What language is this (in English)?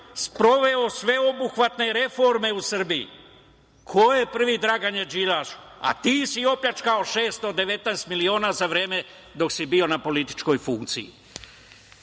Serbian